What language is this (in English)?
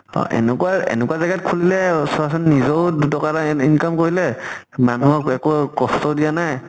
Assamese